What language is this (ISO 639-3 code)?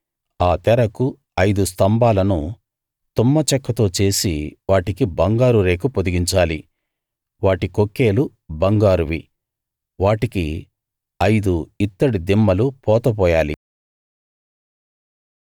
tel